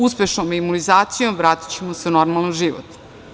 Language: Serbian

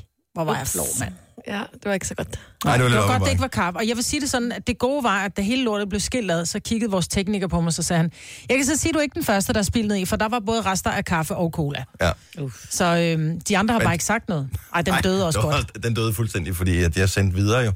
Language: Danish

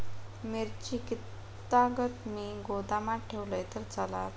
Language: Marathi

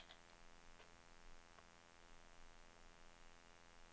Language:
Norwegian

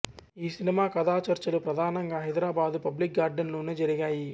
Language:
Telugu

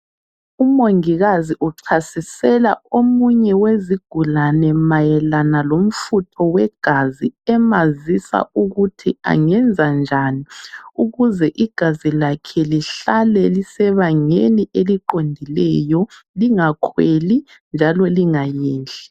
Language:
North Ndebele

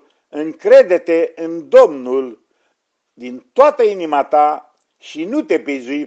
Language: Romanian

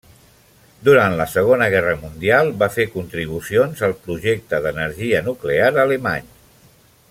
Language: Catalan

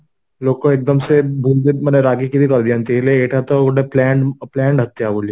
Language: Odia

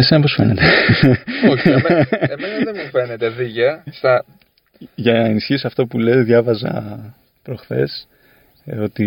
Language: Greek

